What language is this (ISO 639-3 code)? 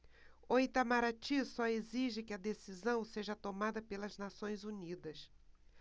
por